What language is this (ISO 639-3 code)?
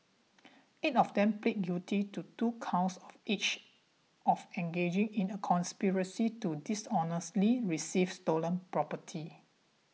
eng